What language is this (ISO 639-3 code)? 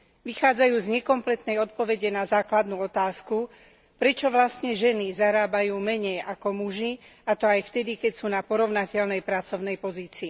slk